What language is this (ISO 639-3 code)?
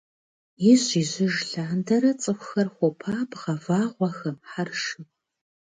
kbd